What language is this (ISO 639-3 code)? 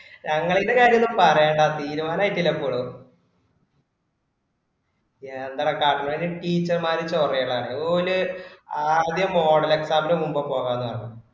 mal